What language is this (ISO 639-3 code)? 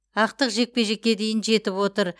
kaz